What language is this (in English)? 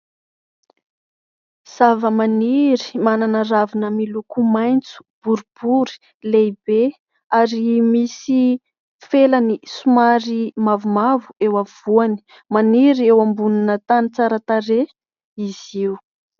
Malagasy